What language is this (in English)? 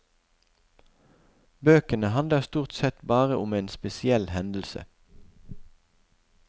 Norwegian